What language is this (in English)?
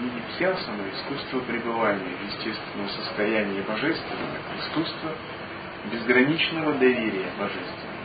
Russian